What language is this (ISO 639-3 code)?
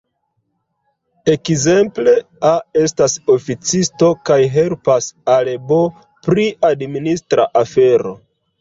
epo